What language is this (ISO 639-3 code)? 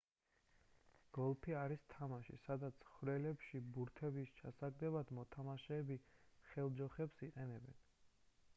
kat